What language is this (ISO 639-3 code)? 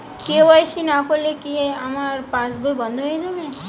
ben